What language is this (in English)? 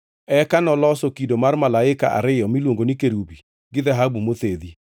Luo (Kenya and Tanzania)